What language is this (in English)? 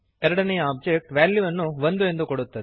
Kannada